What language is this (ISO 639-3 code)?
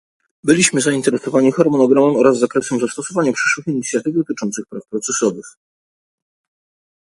pol